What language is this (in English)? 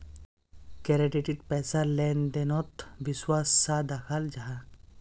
Magahi